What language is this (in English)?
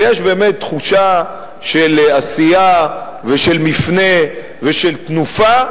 Hebrew